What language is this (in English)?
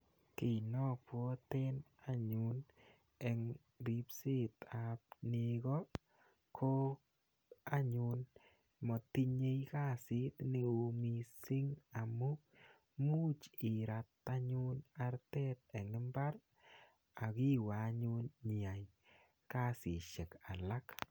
Kalenjin